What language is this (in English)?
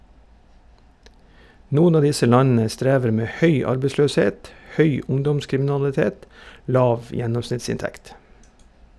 Norwegian